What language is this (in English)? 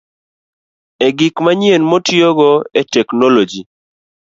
Luo (Kenya and Tanzania)